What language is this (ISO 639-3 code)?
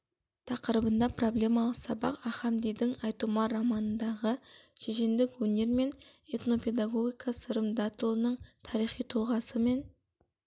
kaz